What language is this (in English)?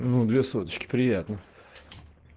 Russian